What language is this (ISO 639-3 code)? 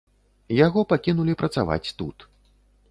bel